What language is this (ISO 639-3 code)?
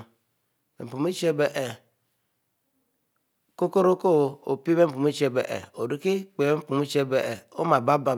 mfo